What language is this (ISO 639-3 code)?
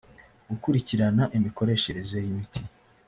kin